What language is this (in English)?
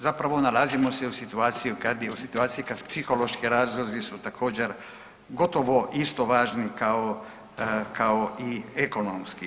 Croatian